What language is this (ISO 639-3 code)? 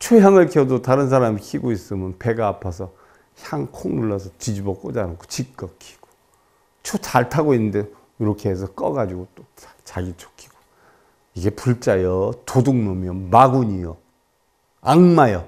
kor